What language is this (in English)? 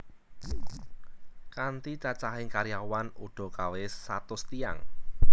Javanese